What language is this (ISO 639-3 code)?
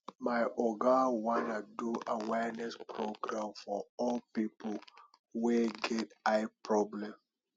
pcm